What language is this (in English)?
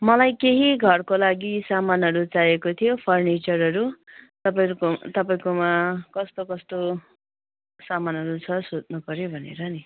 Nepali